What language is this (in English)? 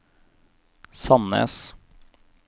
Norwegian